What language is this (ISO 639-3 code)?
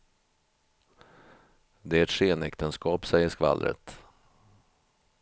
swe